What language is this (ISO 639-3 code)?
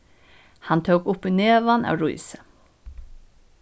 fao